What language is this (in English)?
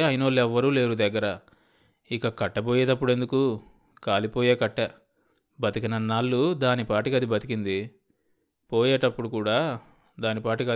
Telugu